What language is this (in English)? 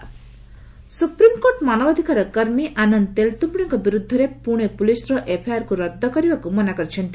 Odia